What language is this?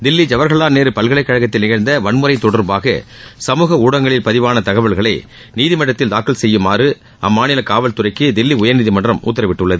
Tamil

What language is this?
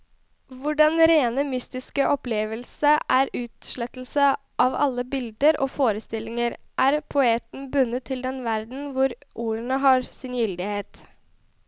Norwegian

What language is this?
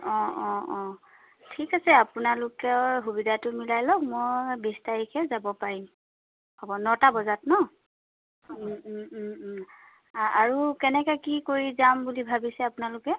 Assamese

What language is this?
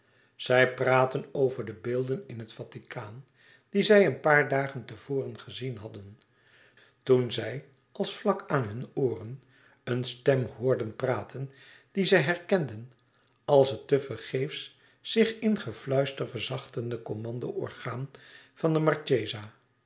Dutch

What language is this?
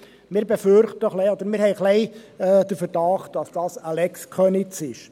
Swiss German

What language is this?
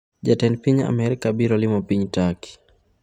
Luo (Kenya and Tanzania)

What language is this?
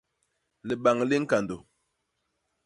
Basaa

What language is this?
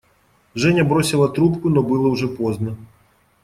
Russian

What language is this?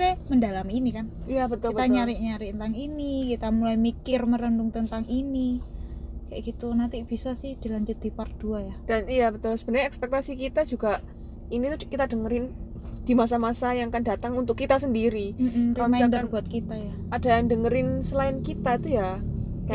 Indonesian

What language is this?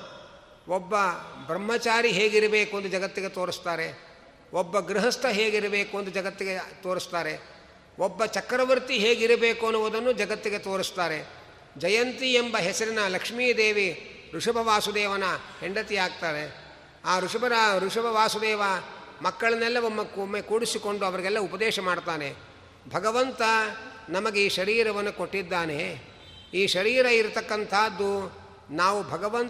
Kannada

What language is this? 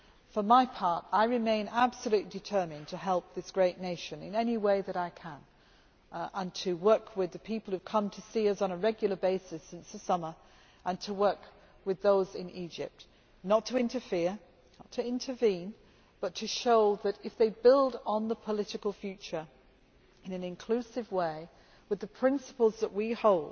English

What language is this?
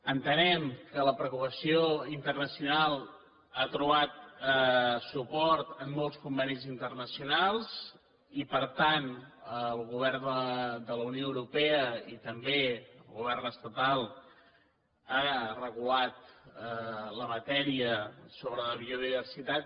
Catalan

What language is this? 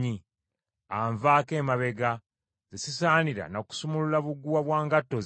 Ganda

